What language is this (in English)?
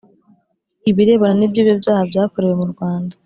Kinyarwanda